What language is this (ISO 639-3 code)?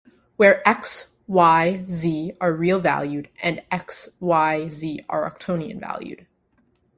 eng